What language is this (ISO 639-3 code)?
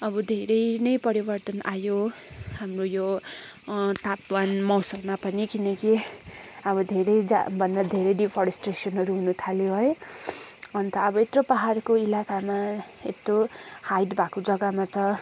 nep